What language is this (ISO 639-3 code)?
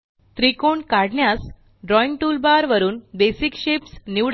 mar